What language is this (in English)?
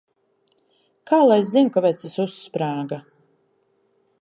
Latvian